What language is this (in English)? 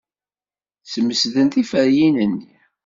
Kabyle